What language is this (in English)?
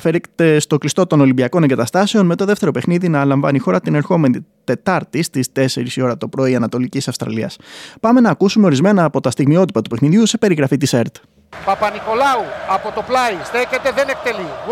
Greek